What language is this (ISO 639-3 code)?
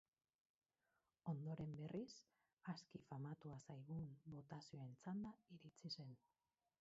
eus